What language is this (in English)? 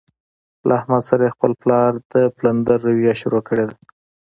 Pashto